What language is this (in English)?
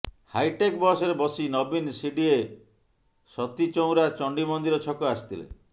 Odia